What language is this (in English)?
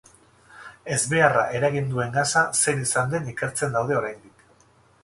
Basque